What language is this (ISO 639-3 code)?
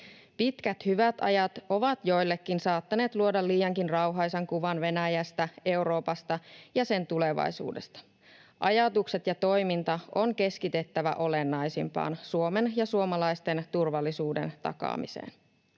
fin